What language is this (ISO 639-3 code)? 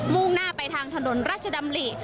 tha